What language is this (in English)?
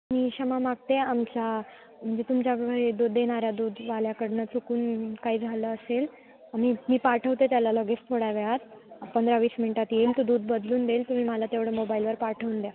Marathi